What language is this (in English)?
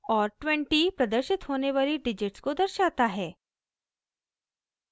Hindi